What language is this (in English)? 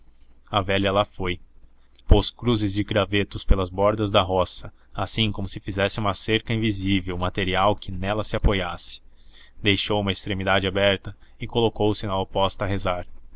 Portuguese